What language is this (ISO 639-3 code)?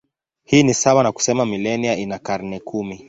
swa